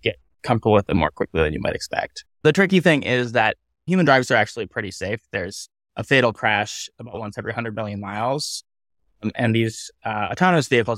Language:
English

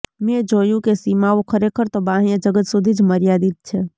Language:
Gujarati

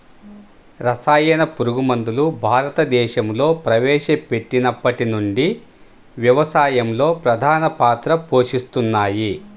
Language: Telugu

